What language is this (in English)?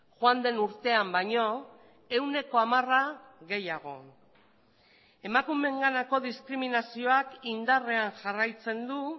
Basque